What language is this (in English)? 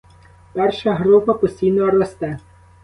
Ukrainian